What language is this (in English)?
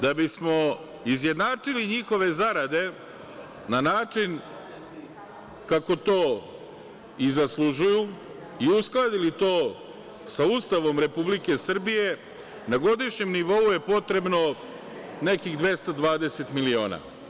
Serbian